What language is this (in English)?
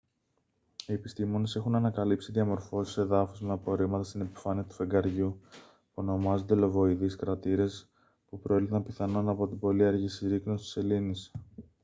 Greek